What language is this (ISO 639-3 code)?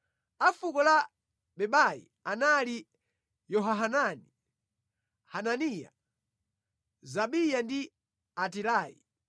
nya